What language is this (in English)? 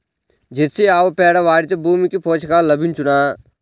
Telugu